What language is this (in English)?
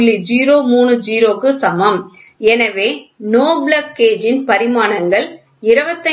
Tamil